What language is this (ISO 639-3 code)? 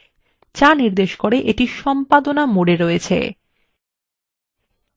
ben